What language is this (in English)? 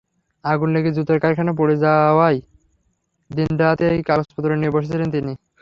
Bangla